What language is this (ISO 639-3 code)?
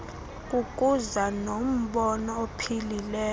xho